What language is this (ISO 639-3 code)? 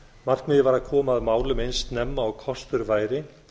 isl